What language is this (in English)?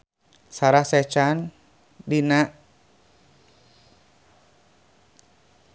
Sundanese